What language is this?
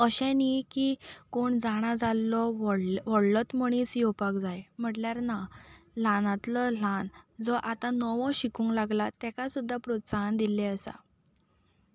Konkani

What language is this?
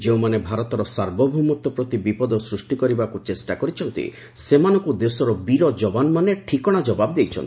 Odia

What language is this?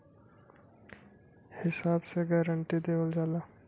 Bhojpuri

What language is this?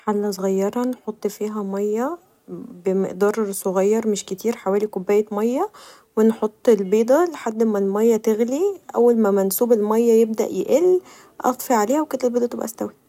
Egyptian Arabic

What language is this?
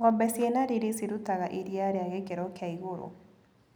Kikuyu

